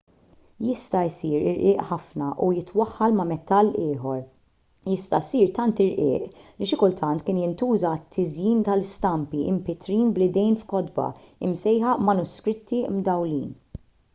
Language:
Maltese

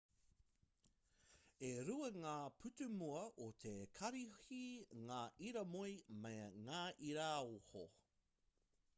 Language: Māori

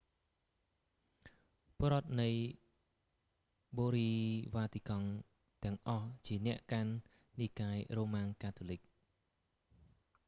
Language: Khmer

